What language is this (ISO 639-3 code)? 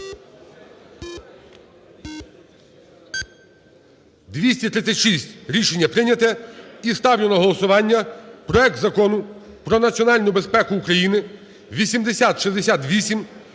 ukr